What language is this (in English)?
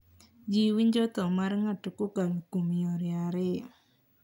Luo (Kenya and Tanzania)